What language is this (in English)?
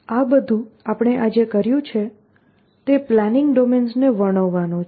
Gujarati